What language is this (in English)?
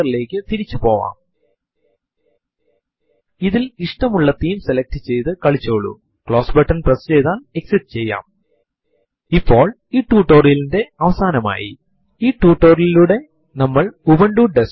Malayalam